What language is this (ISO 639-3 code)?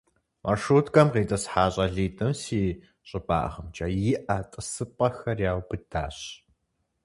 kbd